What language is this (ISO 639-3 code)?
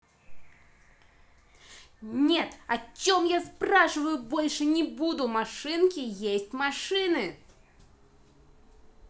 rus